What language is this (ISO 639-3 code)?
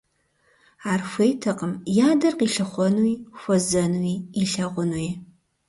kbd